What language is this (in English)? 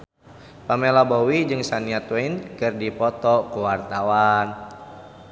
Sundanese